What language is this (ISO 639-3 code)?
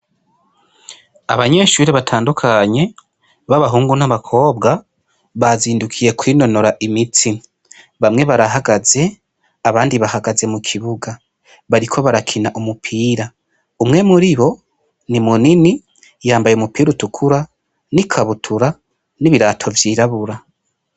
run